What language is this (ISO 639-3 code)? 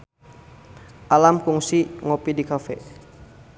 sun